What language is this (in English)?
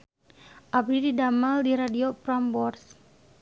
Sundanese